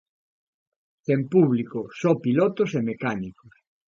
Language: Galician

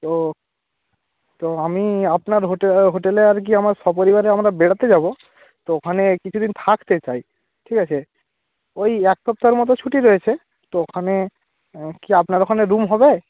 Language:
Bangla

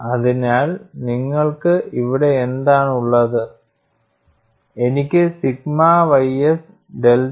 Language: Malayalam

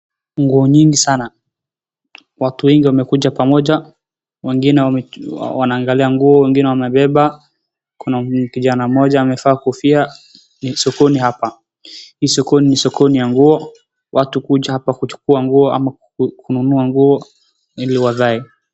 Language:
Swahili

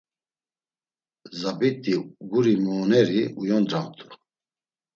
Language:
Laz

